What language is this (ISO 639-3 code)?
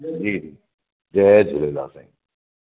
snd